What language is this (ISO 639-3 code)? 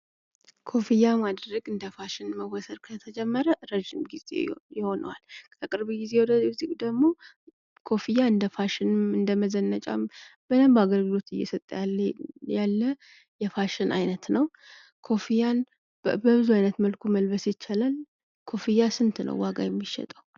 amh